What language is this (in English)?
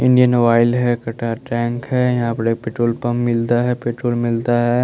Hindi